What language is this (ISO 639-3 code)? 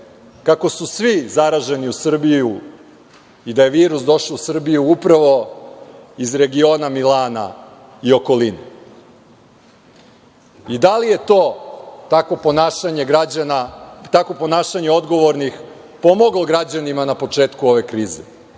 srp